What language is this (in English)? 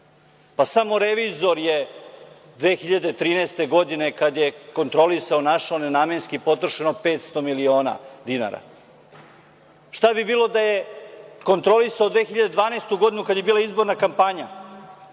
Serbian